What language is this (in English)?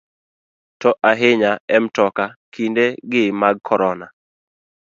Luo (Kenya and Tanzania)